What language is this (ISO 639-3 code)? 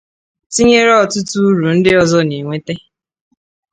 ibo